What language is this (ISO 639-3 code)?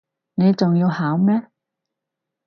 yue